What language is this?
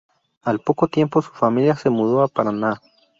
Spanish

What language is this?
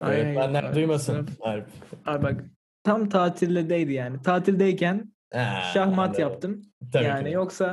Turkish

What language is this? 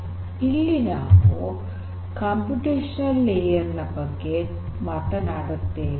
Kannada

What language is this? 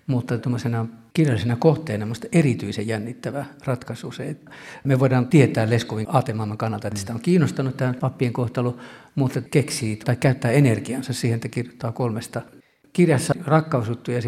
Finnish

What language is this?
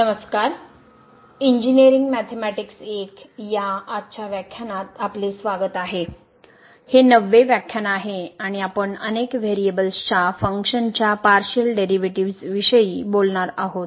Marathi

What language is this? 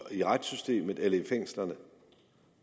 Danish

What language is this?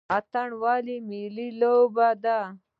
Pashto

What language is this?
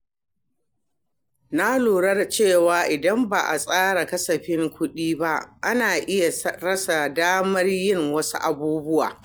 Hausa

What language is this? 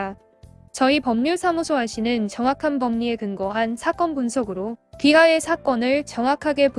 Korean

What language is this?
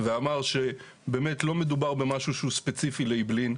Hebrew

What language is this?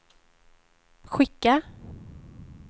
Swedish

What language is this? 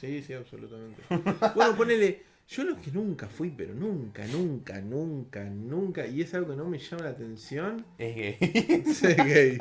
Spanish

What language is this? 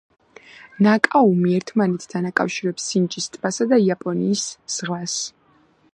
Georgian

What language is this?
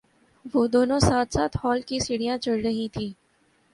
Urdu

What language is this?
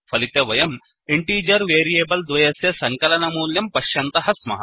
Sanskrit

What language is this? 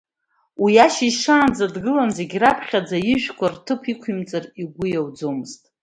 Abkhazian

